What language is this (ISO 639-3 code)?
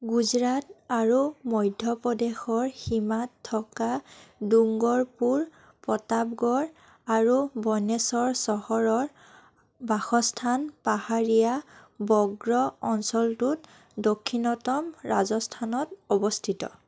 asm